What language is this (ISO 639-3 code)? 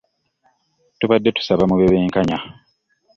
lug